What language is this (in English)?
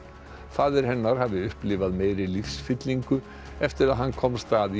Icelandic